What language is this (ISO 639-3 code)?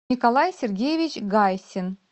rus